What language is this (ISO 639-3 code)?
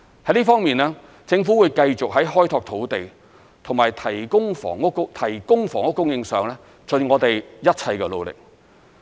yue